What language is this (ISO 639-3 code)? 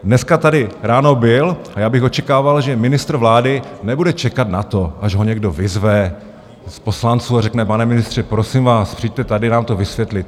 ces